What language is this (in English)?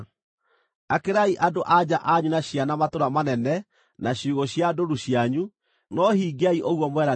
Kikuyu